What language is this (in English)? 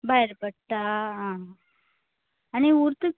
Konkani